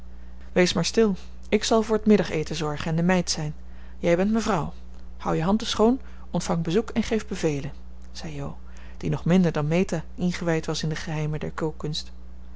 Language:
Dutch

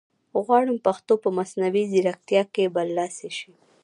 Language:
Pashto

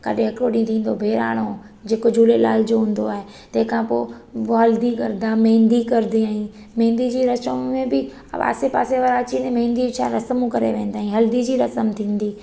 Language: Sindhi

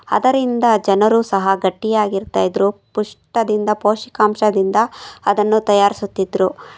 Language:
Kannada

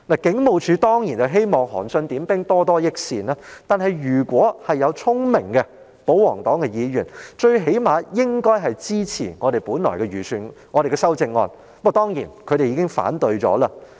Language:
Cantonese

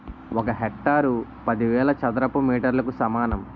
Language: Telugu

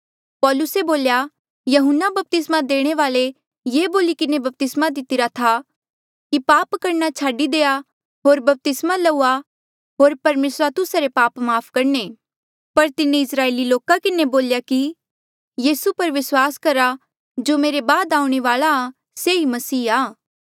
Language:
Mandeali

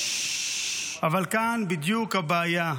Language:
Hebrew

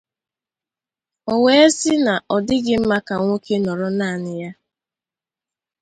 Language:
Igbo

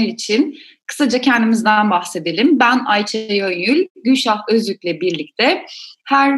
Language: Turkish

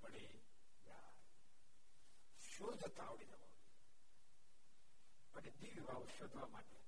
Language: Gujarati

